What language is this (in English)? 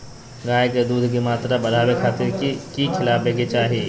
Magahi